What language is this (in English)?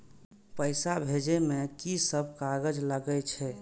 Maithili